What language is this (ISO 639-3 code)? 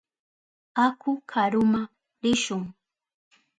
qup